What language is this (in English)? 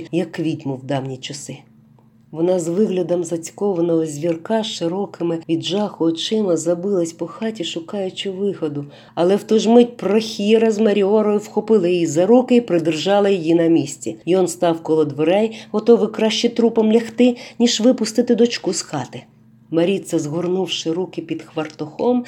Ukrainian